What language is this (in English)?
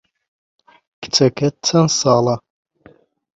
Central Kurdish